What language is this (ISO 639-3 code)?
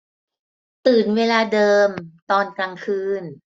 tha